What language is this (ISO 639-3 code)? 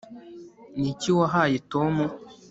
kin